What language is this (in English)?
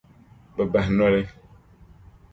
Dagbani